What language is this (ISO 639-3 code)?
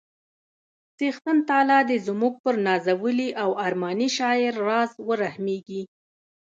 pus